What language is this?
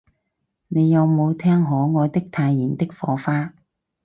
Cantonese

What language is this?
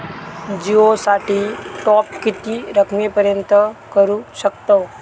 Marathi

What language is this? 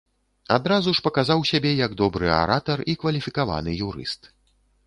Belarusian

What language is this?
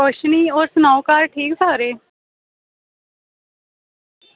Dogri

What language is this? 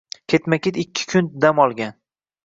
Uzbek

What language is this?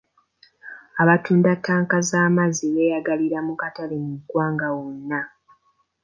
Ganda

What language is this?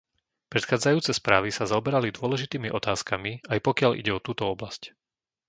Slovak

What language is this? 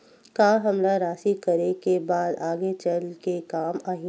Chhattisgarhi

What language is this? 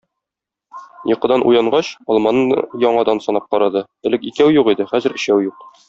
Tatar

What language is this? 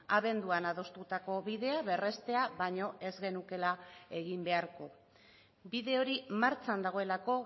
Basque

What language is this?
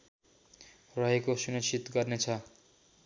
Nepali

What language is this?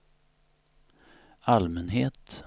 Swedish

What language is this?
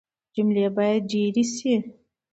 Pashto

